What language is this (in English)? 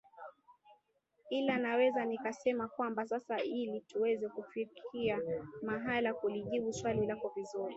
Swahili